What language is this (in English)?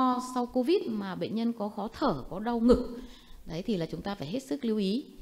Vietnamese